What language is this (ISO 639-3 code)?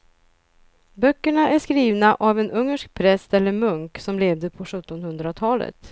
swe